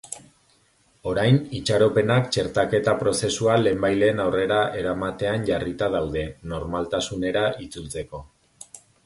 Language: Basque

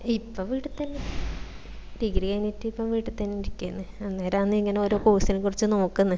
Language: Malayalam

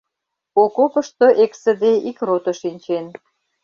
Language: Mari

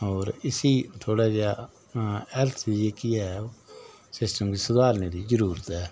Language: Dogri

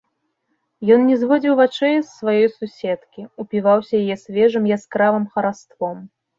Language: Belarusian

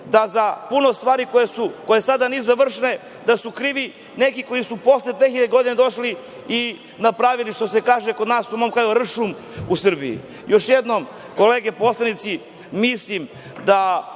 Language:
Serbian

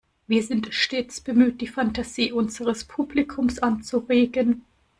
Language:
German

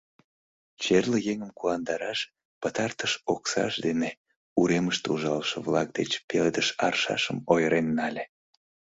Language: Mari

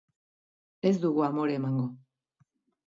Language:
Basque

